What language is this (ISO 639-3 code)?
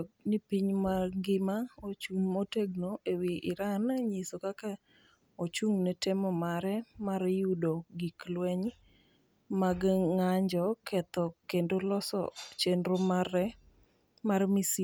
luo